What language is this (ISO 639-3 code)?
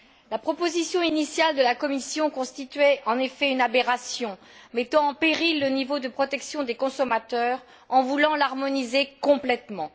fra